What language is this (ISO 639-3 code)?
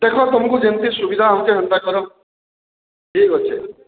ori